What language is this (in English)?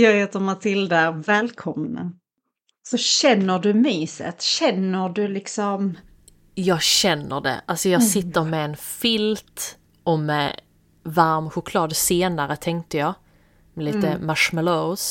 Swedish